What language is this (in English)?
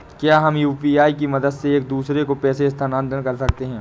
Hindi